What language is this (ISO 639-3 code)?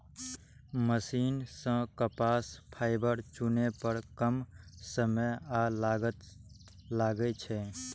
mai